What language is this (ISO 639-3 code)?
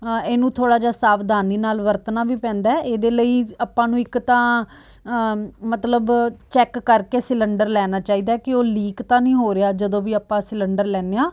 pan